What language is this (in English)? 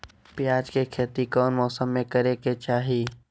Magahi